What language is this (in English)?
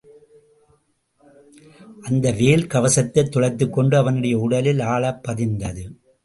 Tamil